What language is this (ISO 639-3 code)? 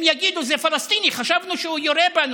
heb